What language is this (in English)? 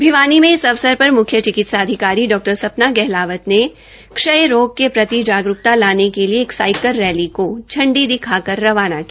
Hindi